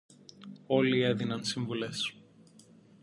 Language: Greek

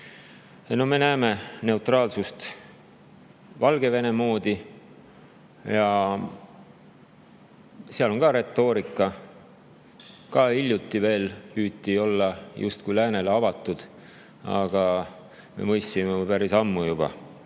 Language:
Estonian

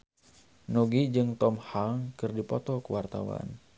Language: Sundanese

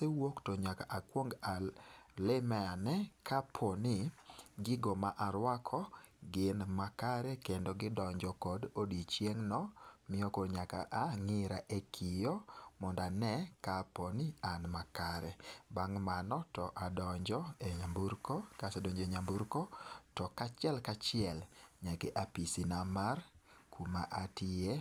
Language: Luo (Kenya and Tanzania)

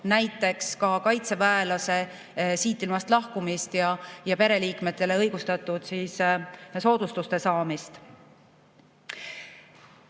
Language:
Estonian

